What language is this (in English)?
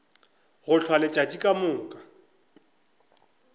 Northern Sotho